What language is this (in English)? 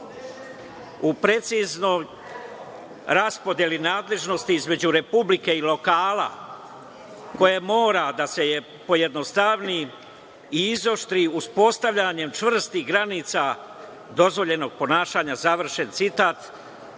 Serbian